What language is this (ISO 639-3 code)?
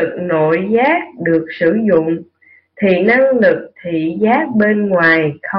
vie